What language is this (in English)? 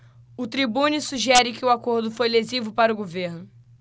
Portuguese